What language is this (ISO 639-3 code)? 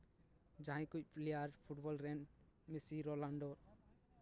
sat